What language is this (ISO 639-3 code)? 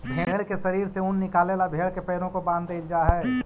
mag